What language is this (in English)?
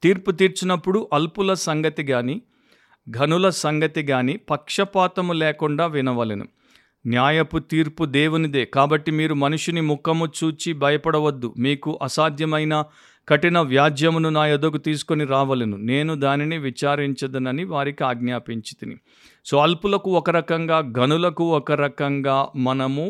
Telugu